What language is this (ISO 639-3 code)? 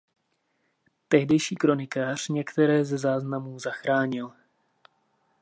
ces